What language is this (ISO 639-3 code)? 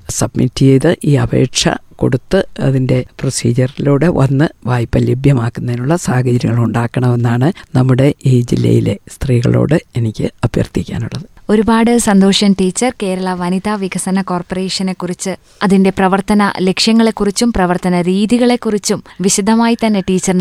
mal